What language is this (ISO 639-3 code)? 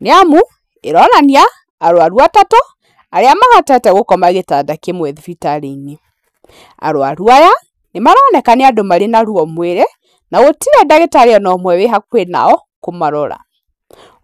kik